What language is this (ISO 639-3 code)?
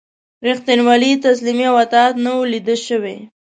pus